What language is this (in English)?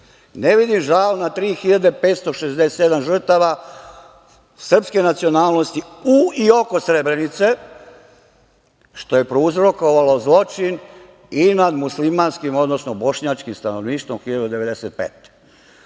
Serbian